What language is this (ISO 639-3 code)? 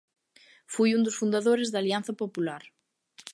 glg